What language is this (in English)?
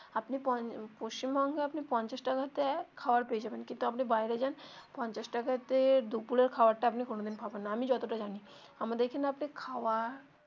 Bangla